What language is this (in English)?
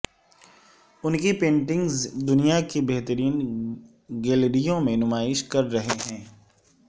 Urdu